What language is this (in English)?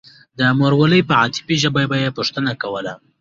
Pashto